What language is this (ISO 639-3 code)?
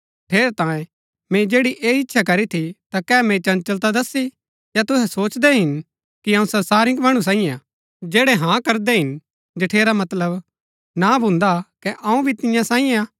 gbk